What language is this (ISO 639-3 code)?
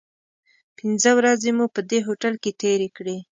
pus